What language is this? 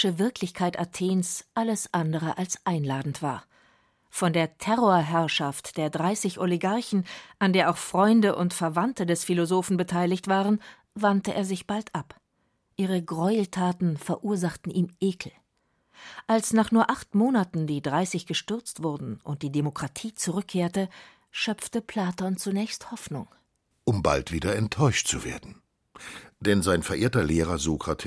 German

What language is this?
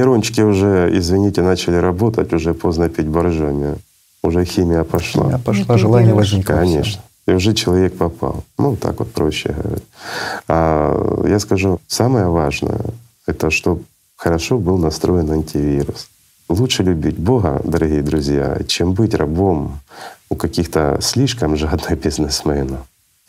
Russian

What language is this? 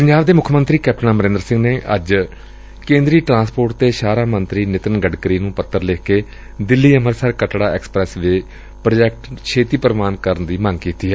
Punjabi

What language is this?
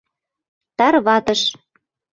Mari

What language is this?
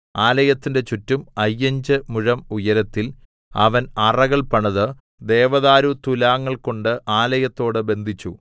Malayalam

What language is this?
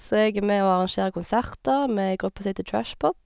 Norwegian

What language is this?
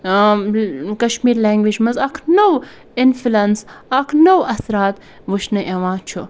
Kashmiri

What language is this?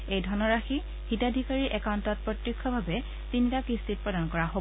Assamese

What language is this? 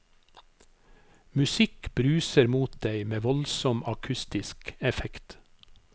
Norwegian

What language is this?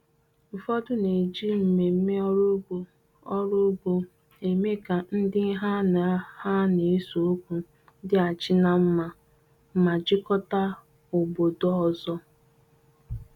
Igbo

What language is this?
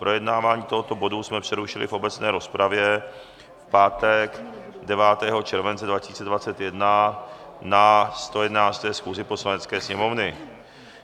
Czech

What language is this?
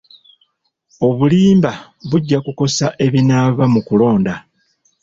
Ganda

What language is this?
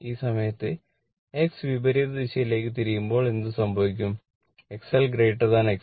Malayalam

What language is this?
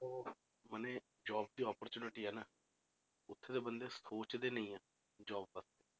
Punjabi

